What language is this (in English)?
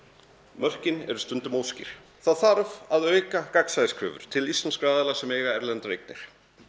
Icelandic